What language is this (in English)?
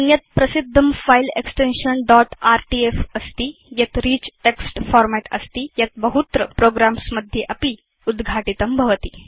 Sanskrit